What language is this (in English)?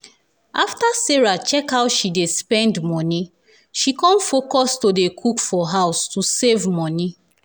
Nigerian Pidgin